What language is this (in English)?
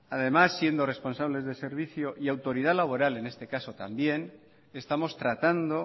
Spanish